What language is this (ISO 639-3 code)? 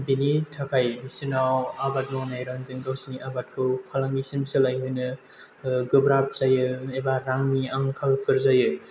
brx